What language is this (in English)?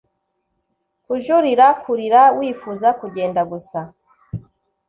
Kinyarwanda